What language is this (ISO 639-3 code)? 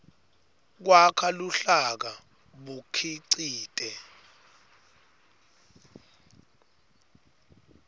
ssw